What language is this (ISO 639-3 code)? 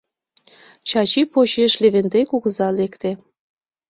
chm